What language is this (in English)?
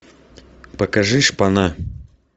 Russian